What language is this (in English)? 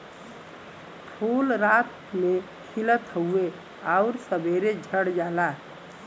Bhojpuri